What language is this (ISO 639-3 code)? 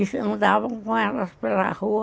por